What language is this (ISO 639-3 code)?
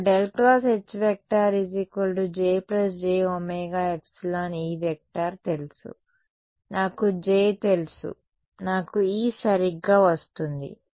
tel